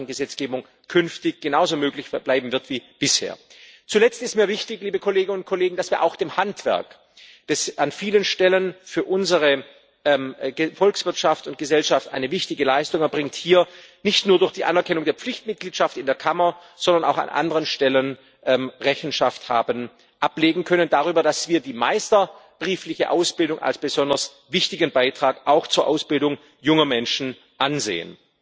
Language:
German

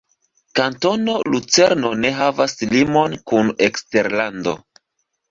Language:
Esperanto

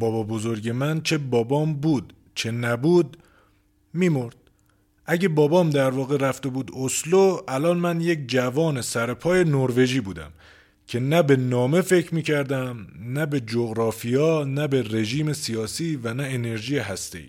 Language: Persian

